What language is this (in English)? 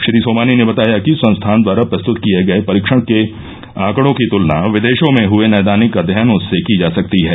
Hindi